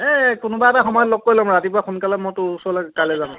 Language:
Assamese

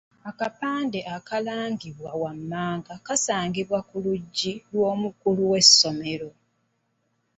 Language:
Ganda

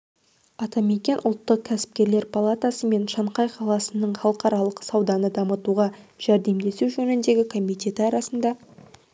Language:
Kazakh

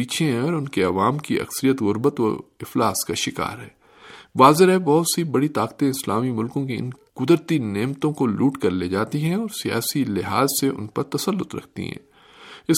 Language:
Urdu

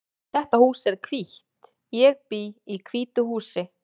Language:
Icelandic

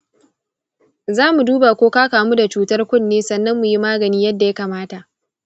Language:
Hausa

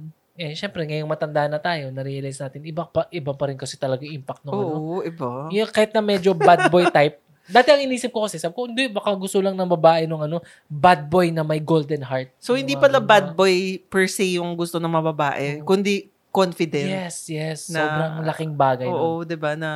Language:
Filipino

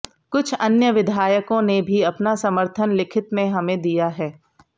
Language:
Hindi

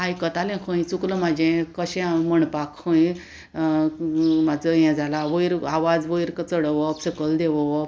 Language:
Konkani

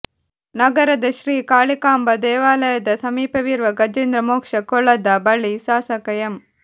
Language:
Kannada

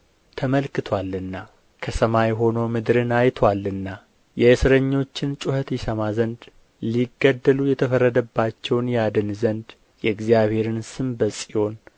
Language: Amharic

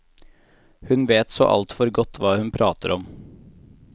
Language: Norwegian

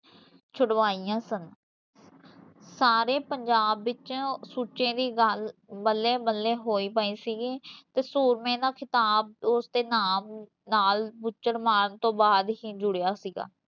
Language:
Punjabi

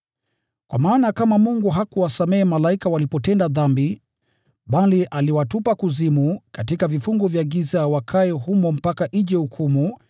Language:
Swahili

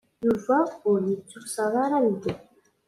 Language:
Kabyle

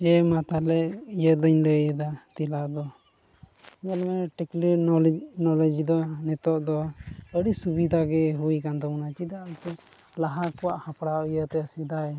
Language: Santali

